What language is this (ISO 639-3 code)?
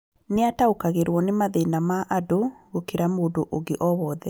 kik